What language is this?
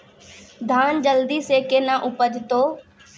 Maithili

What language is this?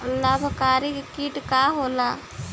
Bhojpuri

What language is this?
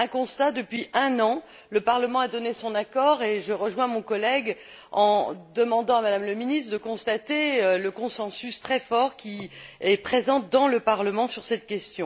French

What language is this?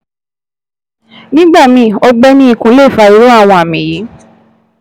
Yoruba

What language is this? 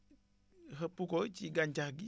Wolof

